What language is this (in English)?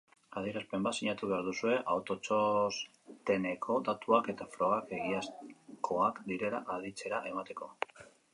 Basque